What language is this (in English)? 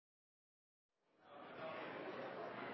Norwegian Bokmål